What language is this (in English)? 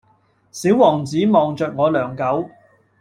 Cantonese